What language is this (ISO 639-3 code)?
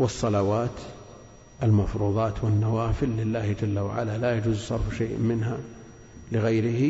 ara